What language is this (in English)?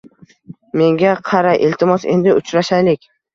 Uzbek